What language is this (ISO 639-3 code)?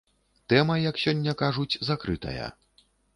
bel